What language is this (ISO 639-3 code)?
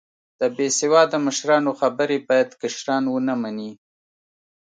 pus